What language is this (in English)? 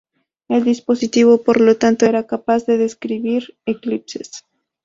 Spanish